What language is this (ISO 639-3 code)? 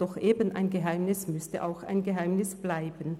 gsw